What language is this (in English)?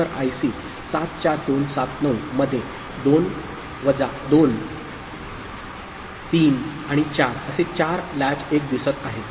Marathi